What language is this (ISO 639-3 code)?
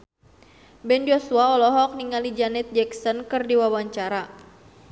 sun